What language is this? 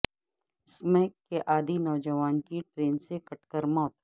Urdu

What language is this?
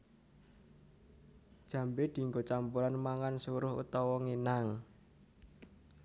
Javanese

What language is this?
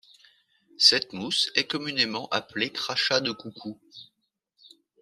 French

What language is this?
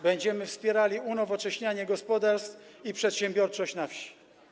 Polish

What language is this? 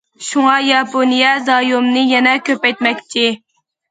Uyghur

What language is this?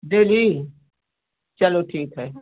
Hindi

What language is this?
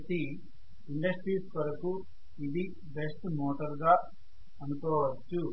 Telugu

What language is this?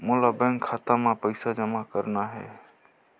Chhattisgarhi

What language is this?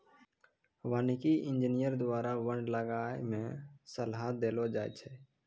Maithili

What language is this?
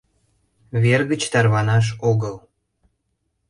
Mari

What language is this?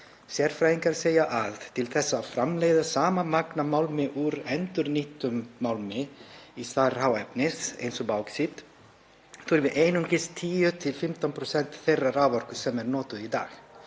Icelandic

